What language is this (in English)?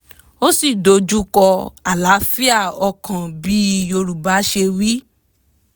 Yoruba